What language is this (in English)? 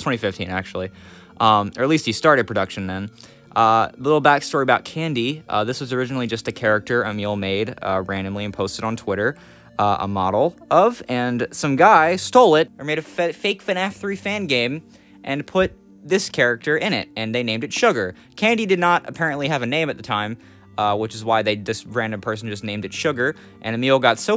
English